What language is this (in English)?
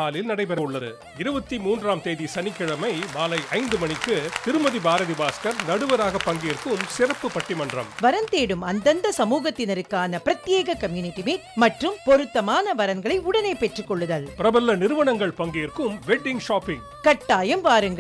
Tamil